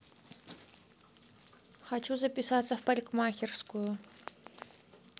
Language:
Russian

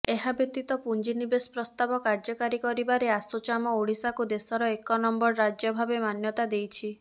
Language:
Odia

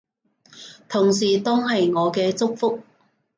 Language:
Cantonese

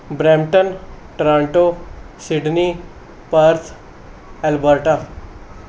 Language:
Punjabi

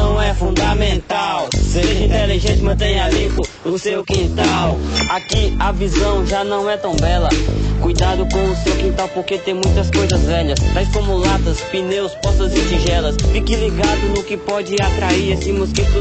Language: Portuguese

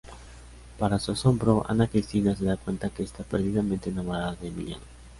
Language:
Spanish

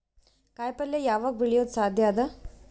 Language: Kannada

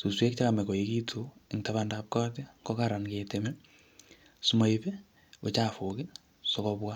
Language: Kalenjin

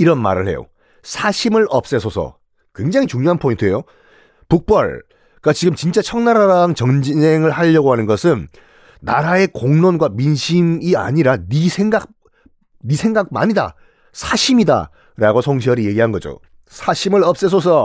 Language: Korean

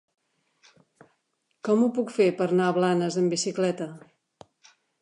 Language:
Catalan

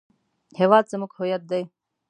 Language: Pashto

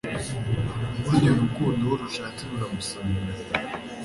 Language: Kinyarwanda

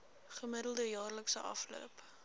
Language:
Afrikaans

